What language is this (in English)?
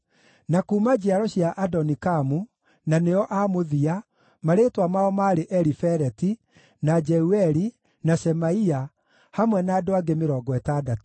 Kikuyu